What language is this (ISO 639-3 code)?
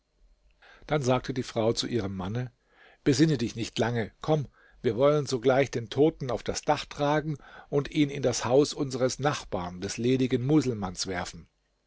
deu